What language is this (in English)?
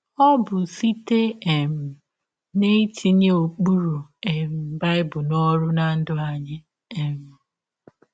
Igbo